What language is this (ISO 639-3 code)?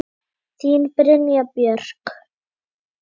isl